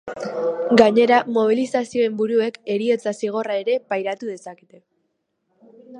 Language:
Basque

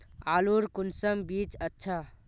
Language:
Magahi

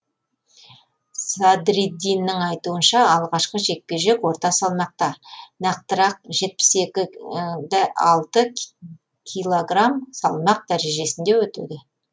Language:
Kazakh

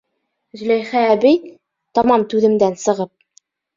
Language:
Bashkir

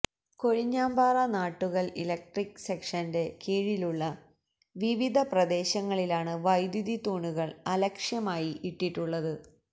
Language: Malayalam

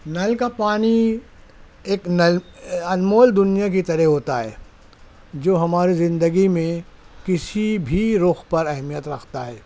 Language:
Urdu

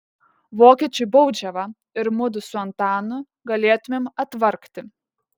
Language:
Lithuanian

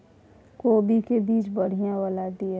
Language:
Maithili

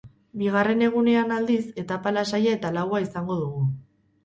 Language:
Basque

